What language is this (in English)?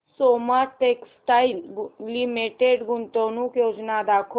Marathi